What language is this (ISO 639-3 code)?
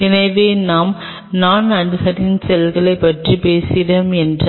tam